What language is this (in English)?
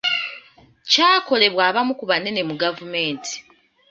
Ganda